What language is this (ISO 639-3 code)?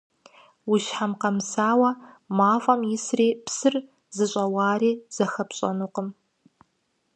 kbd